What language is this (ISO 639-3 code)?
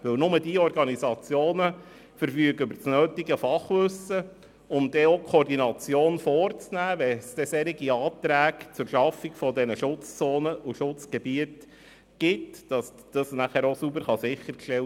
gsw